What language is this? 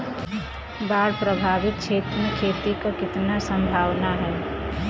Bhojpuri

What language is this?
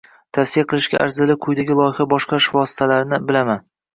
Uzbek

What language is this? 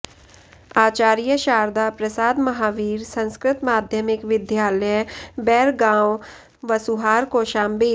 Sanskrit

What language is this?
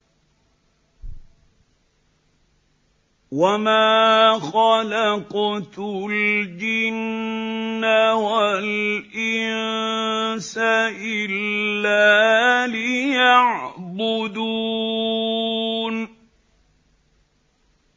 Arabic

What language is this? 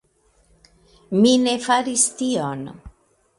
Esperanto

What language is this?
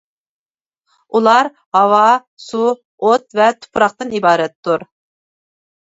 Uyghur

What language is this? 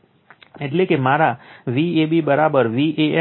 Gujarati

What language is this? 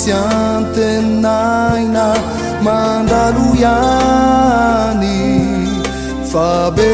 Romanian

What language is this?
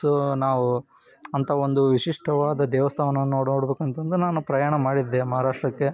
Kannada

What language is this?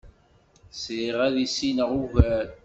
Kabyle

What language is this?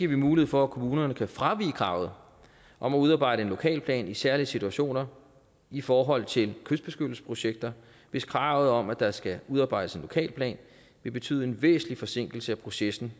Danish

